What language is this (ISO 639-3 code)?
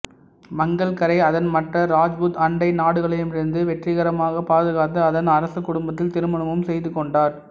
tam